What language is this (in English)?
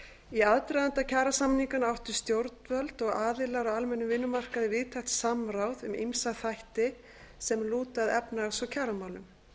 Icelandic